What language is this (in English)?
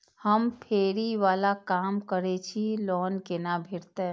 Maithili